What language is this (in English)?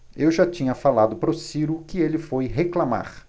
Portuguese